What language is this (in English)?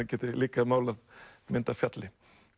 Icelandic